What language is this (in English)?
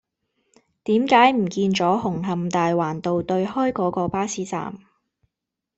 Cantonese